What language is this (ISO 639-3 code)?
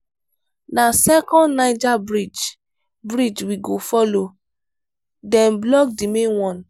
pcm